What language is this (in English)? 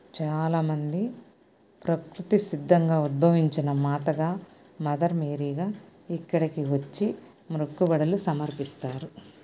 Telugu